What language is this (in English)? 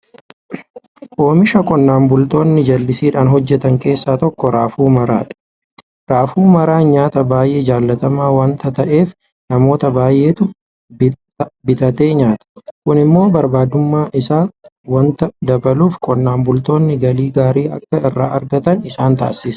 Oromo